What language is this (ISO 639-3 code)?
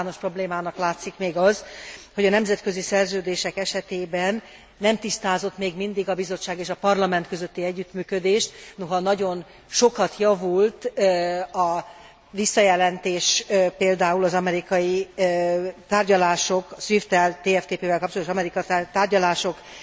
hun